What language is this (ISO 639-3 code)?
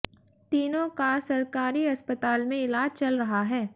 hin